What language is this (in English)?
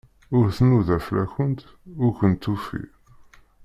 Kabyle